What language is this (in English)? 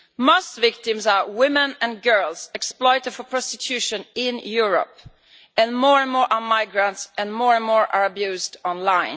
English